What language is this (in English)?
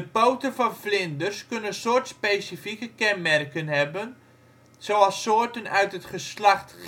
Dutch